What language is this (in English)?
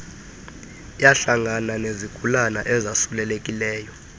Xhosa